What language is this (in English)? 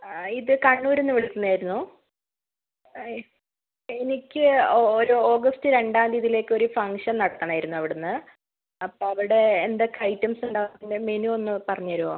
Malayalam